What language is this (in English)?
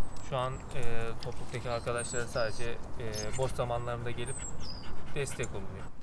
Turkish